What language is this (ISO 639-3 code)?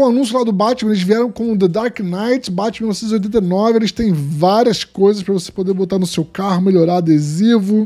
por